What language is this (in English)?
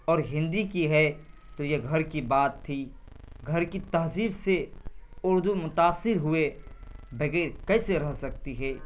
Urdu